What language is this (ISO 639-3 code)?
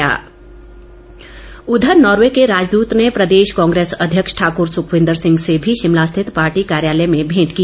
hin